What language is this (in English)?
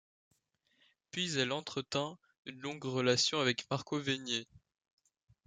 French